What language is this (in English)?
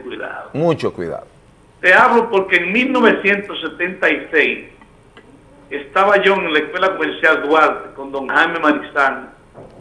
Spanish